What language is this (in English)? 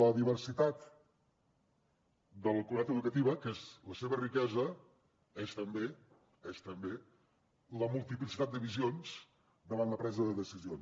Catalan